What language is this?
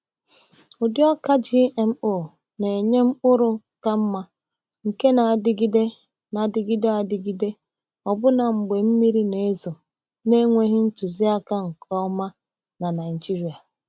Igbo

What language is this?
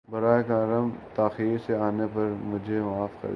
Urdu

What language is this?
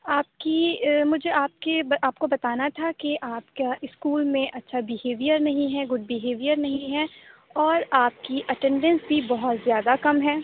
Urdu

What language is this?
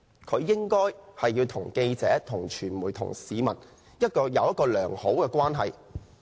Cantonese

